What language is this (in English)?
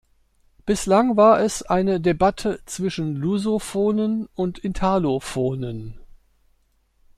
German